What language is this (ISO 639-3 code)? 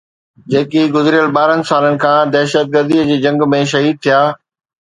snd